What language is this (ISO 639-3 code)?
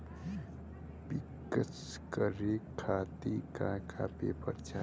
bho